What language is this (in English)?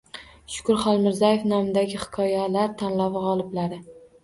Uzbek